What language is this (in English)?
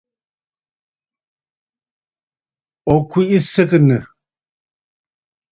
Bafut